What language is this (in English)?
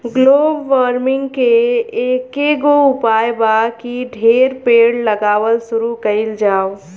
Bhojpuri